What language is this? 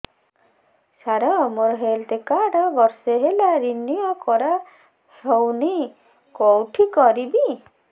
Odia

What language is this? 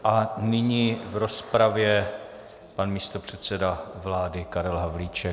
Czech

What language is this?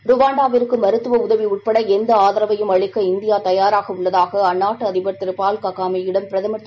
Tamil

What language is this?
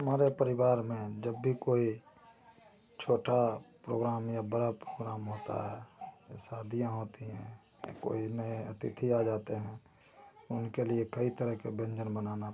Hindi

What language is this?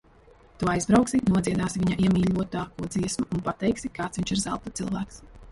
Latvian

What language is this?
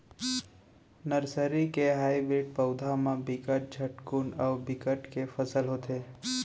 Chhattisgarhi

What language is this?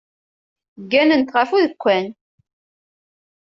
Kabyle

